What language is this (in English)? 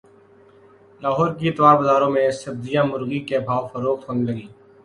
Urdu